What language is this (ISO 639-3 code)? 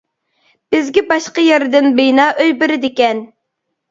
uig